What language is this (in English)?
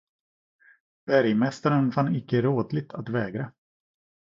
Swedish